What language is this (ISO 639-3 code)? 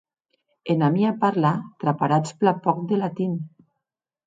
oci